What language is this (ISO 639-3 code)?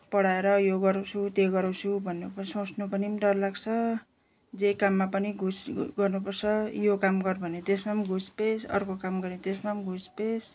nep